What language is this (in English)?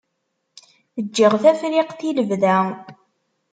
Kabyle